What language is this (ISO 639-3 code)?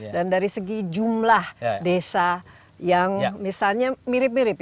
ind